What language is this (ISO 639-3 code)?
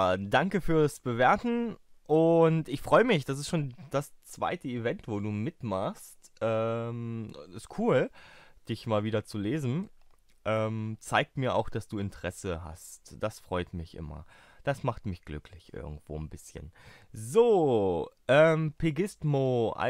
deu